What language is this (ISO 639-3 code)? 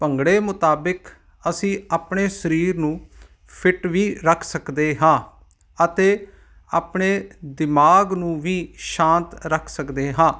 pan